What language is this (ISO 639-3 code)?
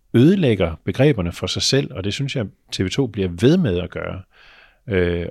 dan